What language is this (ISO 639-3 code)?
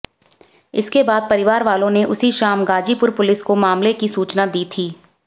hin